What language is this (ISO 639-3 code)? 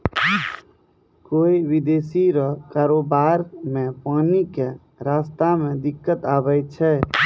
mai